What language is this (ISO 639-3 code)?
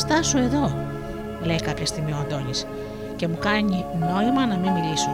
ell